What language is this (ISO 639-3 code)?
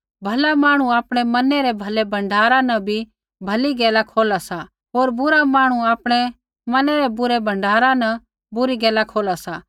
kfx